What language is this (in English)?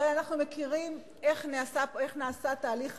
Hebrew